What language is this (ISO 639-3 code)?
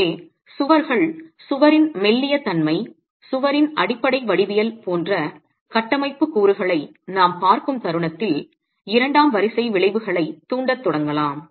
tam